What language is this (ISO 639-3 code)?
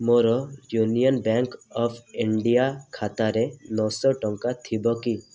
ori